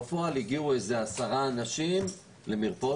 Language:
Hebrew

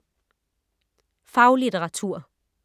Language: Danish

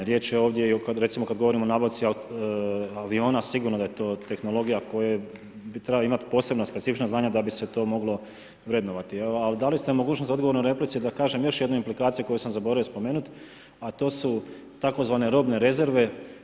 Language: Croatian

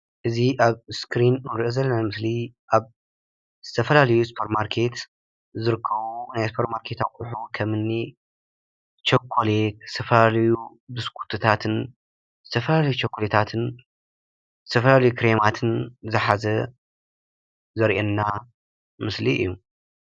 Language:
Tigrinya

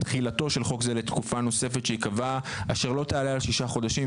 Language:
Hebrew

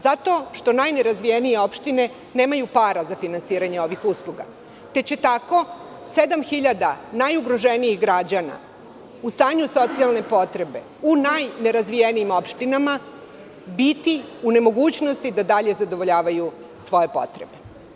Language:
Serbian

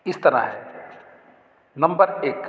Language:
Punjabi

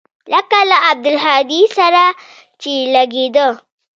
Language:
Pashto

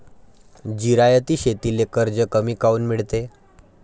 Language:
Marathi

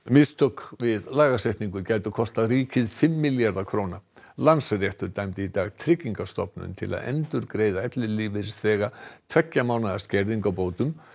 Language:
Icelandic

